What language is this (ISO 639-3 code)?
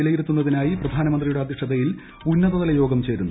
mal